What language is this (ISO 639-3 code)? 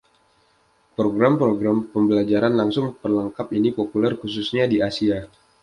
ind